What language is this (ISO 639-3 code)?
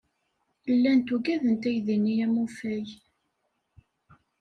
kab